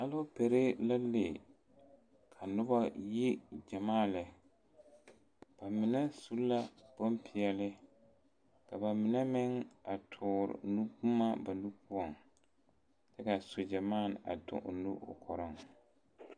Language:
Southern Dagaare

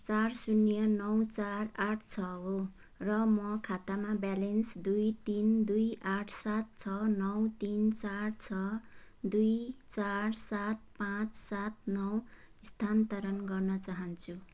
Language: Nepali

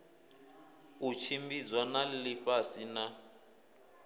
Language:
Venda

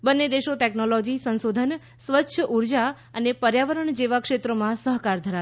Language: Gujarati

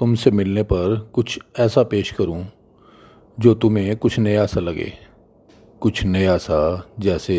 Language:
Hindi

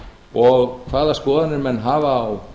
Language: Icelandic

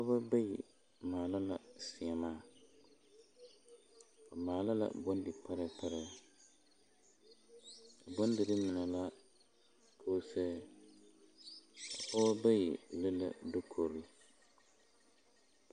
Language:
Southern Dagaare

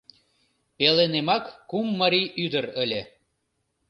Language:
Mari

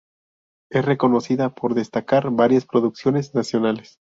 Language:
Spanish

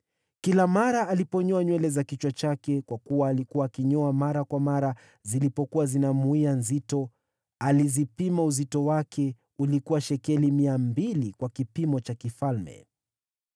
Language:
Swahili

